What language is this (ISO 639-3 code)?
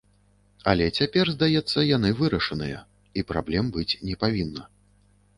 bel